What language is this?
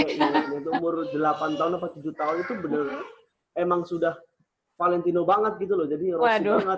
Indonesian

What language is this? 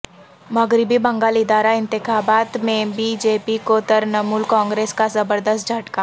Urdu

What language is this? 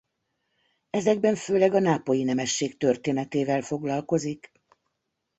Hungarian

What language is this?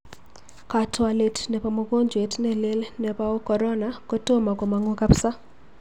Kalenjin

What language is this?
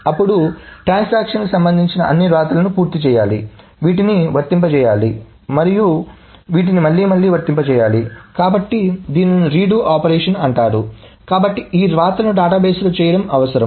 Telugu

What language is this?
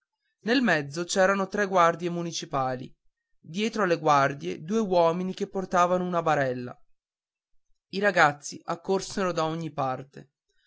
Italian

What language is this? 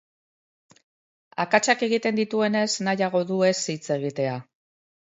Basque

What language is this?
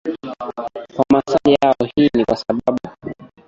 Swahili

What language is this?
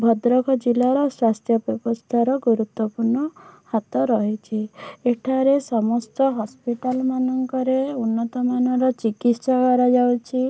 Odia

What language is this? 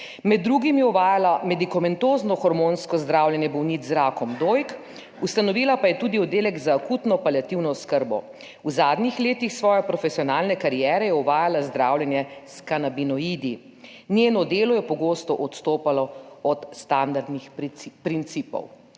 Slovenian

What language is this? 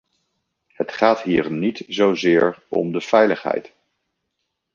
Dutch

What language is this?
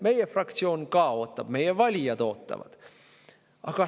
Estonian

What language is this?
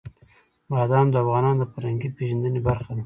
Pashto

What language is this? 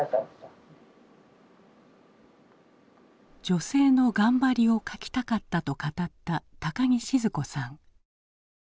Japanese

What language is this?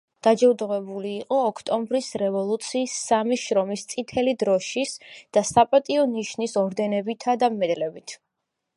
Georgian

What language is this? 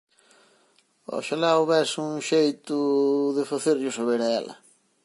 Galician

